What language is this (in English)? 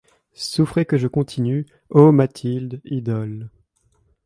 French